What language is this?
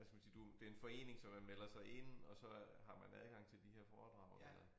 Danish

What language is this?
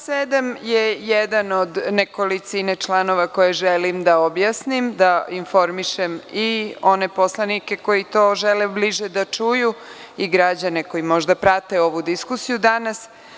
Serbian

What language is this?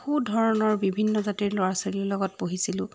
Assamese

